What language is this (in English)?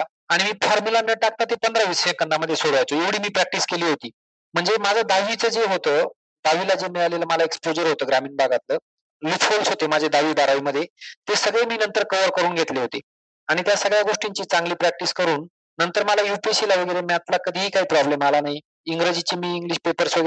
Marathi